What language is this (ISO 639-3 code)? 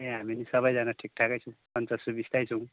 nep